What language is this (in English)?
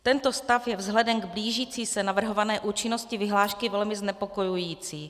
Czech